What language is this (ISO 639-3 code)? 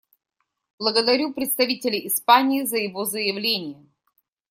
rus